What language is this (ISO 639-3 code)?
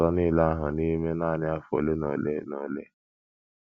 ibo